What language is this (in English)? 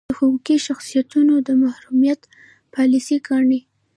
Pashto